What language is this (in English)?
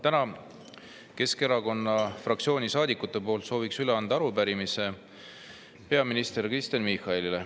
Estonian